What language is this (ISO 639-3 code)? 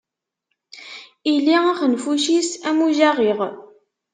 kab